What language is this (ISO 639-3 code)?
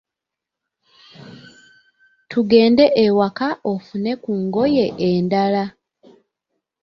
lug